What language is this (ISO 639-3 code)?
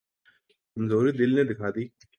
urd